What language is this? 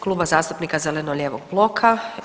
Croatian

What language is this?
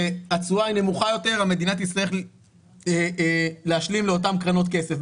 Hebrew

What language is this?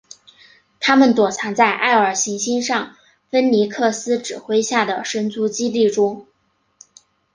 Chinese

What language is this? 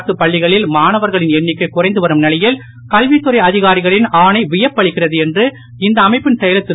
Tamil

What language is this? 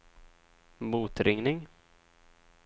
Swedish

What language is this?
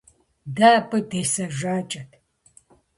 Kabardian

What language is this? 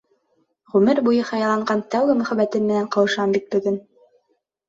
Bashkir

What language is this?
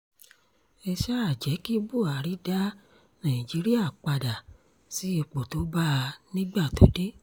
Yoruba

